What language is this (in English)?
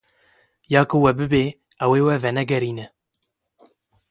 Kurdish